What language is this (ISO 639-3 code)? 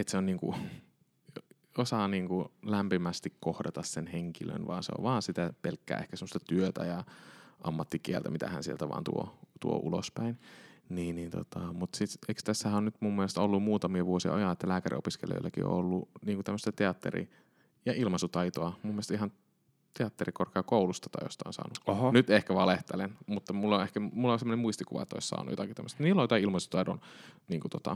fin